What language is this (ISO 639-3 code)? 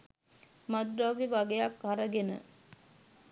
sin